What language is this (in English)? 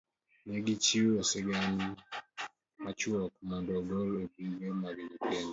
Luo (Kenya and Tanzania)